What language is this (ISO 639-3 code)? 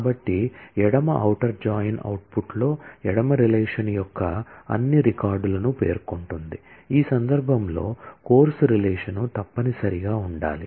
tel